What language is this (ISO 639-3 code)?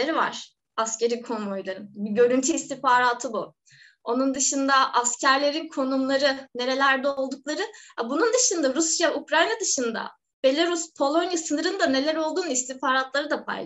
tur